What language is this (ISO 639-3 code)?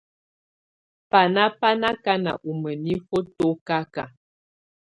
tvu